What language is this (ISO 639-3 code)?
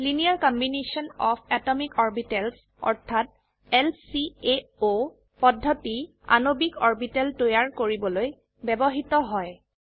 asm